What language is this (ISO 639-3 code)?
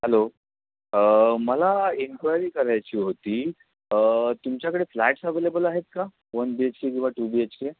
mar